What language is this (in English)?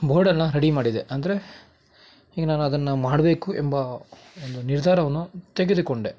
Kannada